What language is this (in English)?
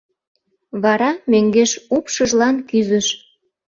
Mari